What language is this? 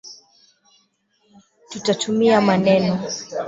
Swahili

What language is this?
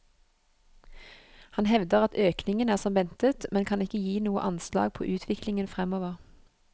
Norwegian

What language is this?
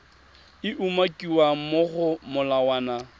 Tswana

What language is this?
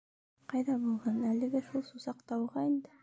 Bashkir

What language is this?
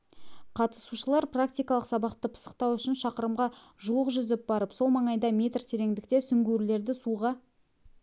Kazakh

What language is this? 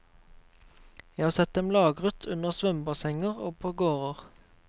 Norwegian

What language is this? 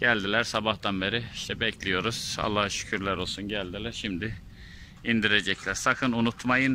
Turkish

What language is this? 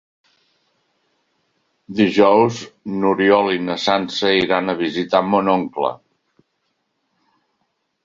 Catalan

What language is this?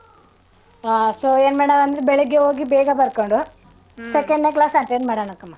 Kannada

